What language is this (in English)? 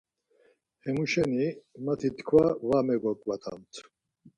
Laz